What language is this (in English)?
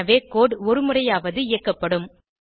Tamil